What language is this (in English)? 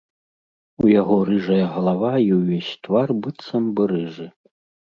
Belarusian